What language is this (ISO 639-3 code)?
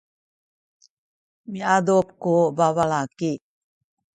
szy